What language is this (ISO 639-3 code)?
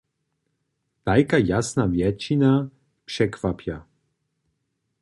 hsb